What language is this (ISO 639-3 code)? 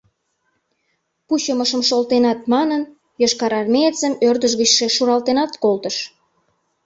chm